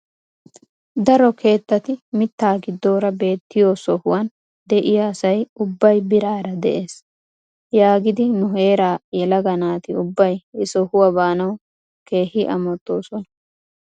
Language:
Wolaytta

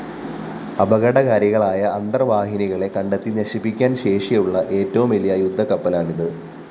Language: Malayalam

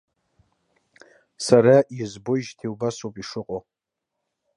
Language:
Abkhazian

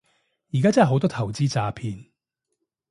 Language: Cantonese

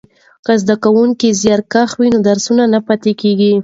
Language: Pashto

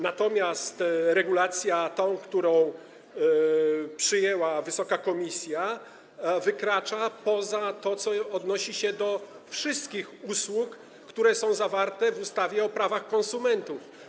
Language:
Polish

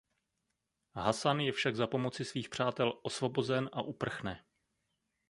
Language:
Czech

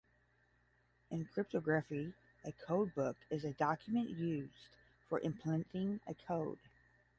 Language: English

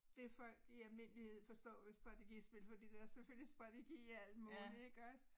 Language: Danish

